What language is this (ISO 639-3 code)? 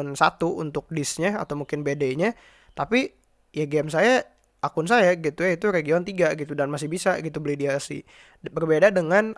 ind